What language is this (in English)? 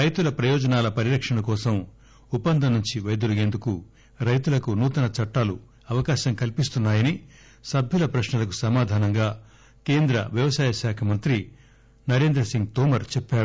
Telugu